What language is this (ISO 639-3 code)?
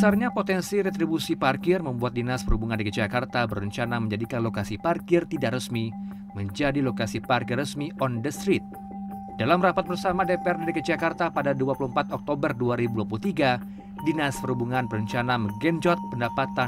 ind